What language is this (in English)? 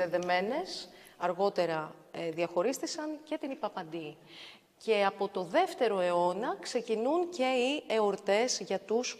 Greek